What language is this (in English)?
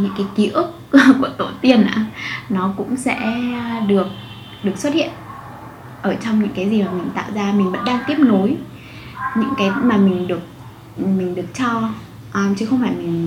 Vietnamese